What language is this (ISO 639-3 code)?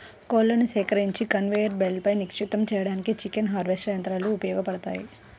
tel